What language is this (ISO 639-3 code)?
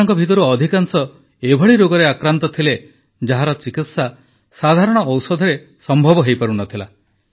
ori